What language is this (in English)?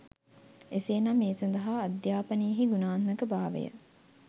Sinhala